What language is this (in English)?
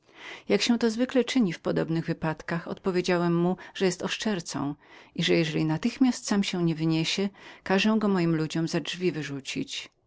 Polish